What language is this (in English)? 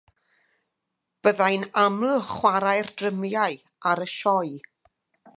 Welsh